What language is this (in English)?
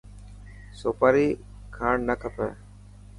Dhatki